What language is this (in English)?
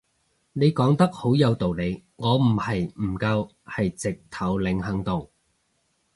Cantonese